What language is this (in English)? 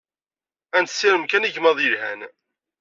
Kabyle